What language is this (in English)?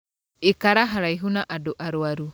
Kikuyu